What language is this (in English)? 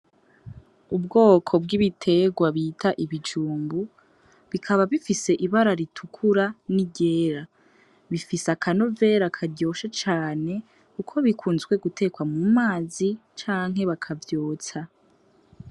Rundi